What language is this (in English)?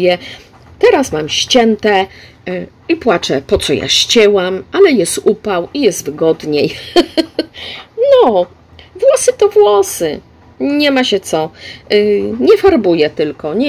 Polish